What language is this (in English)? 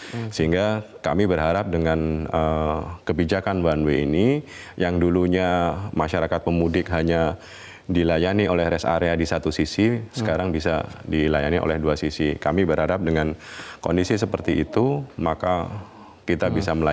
Indonesian